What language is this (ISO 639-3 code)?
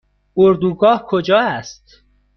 fas